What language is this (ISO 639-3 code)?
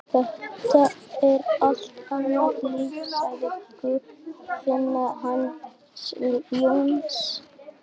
isl